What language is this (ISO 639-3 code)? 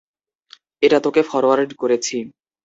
ben